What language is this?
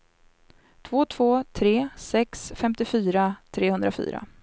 Swedish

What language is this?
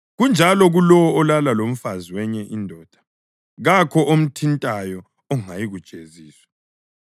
North Ndebele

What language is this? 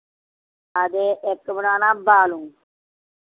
Dogri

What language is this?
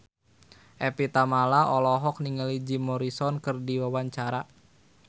Sundanese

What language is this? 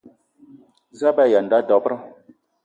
Eton (Cameroon)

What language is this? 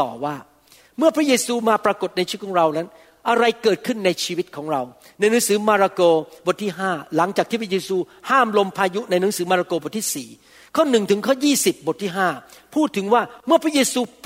Thai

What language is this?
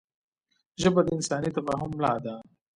Pashto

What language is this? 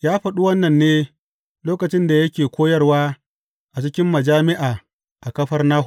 Hausa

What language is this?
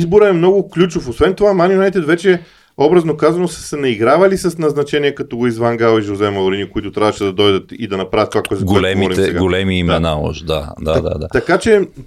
Bulgarian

